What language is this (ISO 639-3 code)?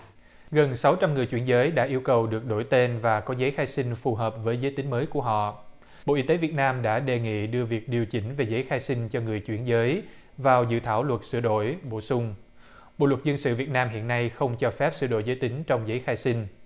vie